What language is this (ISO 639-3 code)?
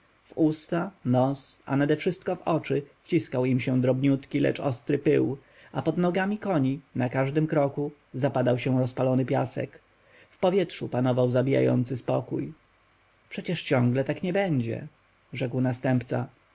pol